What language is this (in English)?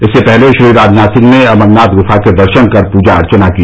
Hindi